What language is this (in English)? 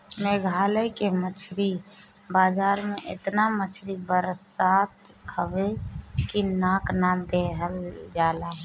Bhojpuri